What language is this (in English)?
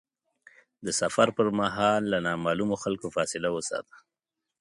Pashto